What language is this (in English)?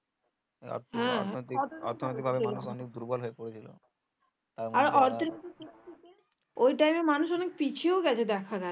Bangla